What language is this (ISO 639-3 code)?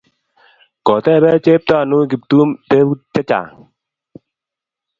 kln